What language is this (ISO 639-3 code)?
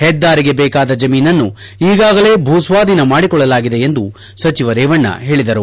kan